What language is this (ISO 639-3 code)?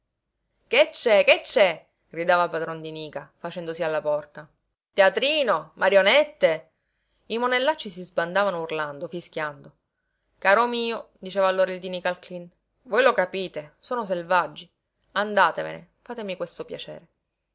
ita